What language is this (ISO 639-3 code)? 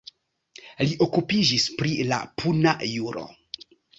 epo